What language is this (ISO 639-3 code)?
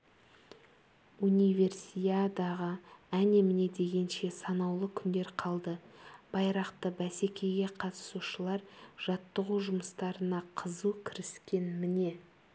kaz